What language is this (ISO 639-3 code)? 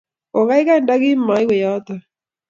kln